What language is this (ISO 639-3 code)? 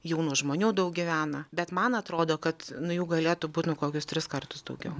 lit